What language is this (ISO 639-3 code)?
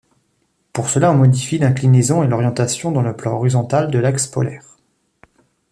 fra